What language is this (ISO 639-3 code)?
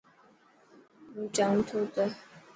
mki